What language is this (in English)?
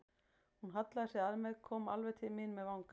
Icelandic